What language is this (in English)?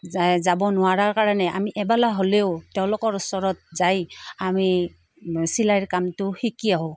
Assamese